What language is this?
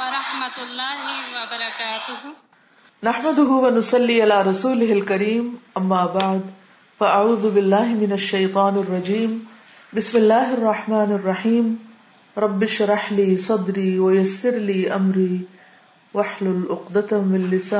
Urdu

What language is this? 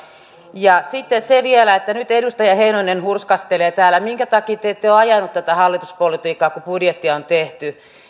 Finnish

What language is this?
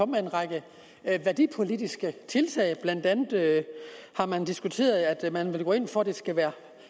Danish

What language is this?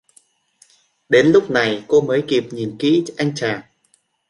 Vietnamese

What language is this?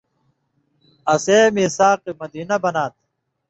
Indus Kohistani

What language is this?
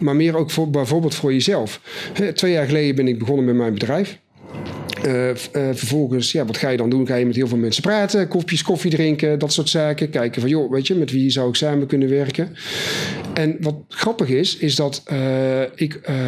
Dutch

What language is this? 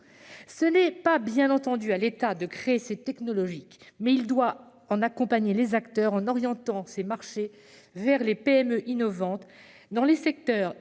French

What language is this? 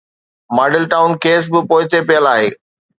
Sindhi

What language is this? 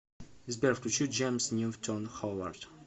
Russian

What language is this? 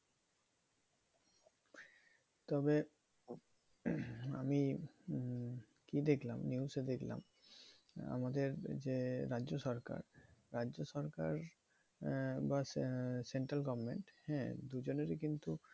Bangla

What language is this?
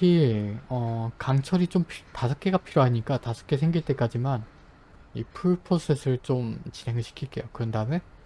Korean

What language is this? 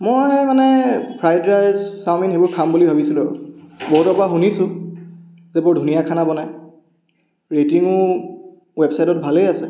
Assamese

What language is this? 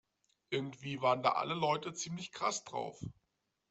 German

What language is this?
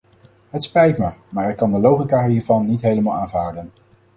Dutch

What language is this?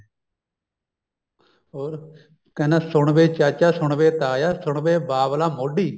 Punjabi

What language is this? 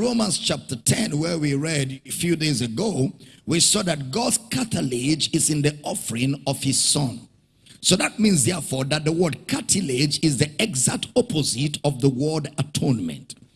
English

